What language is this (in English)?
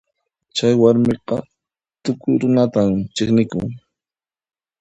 Puno Quechua